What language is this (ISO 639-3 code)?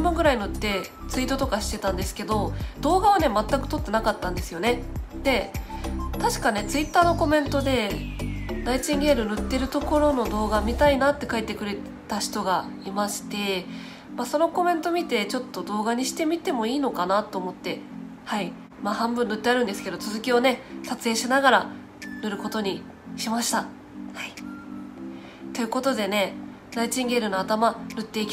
jpn